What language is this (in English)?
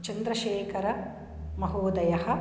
Sanskrit